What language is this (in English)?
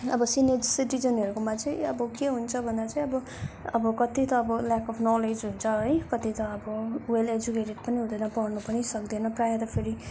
Nepali